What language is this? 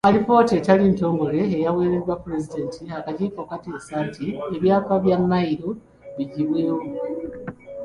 Ganda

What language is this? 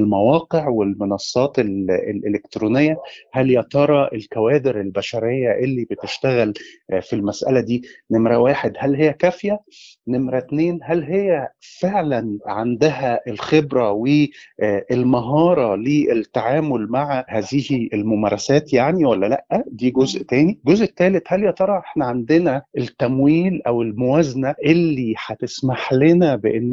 Arabic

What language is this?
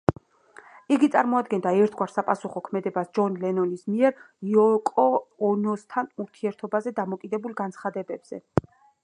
Georgian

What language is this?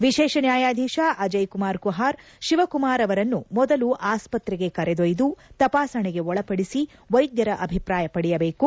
Kannada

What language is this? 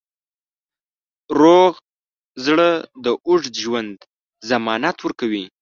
Pashto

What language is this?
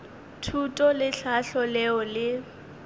Northern Sotho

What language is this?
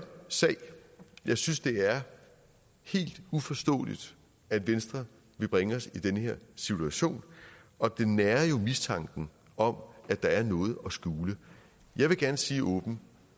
Danish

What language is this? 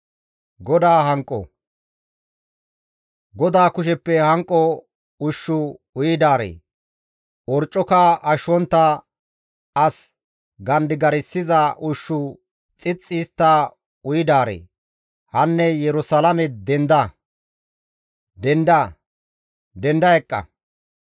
Gamo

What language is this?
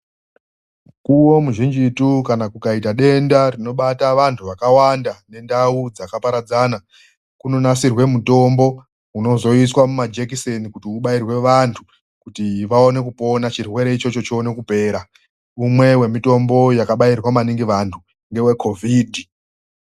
Ndau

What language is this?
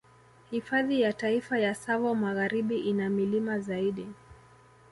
Swahili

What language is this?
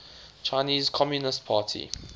English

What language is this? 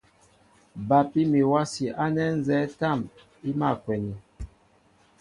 Mbo (Cameroon)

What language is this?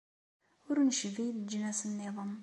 Kabyle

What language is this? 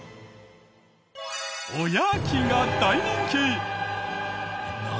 Japanese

